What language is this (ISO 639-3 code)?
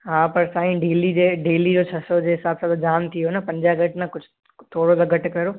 snd